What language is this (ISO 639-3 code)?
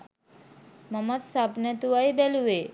sin